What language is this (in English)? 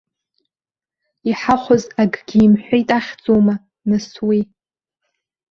Abkhazian